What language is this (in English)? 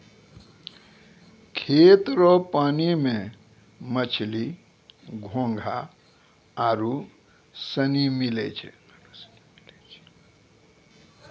Maithili